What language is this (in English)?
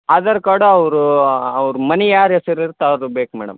Kannada